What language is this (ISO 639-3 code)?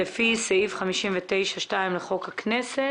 heb